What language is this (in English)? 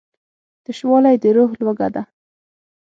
Pashto